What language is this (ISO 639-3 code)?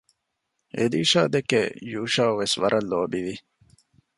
div